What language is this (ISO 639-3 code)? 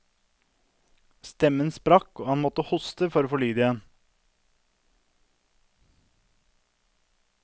nor